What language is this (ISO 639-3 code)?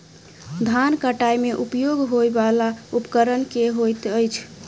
mai